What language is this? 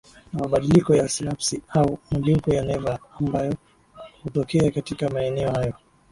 Swahili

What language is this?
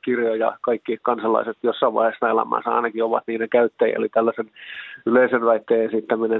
Finnish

